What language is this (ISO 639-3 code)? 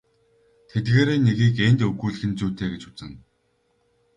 mon